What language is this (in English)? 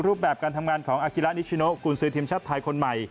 Thai